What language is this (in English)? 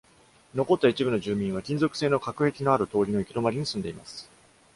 Japanese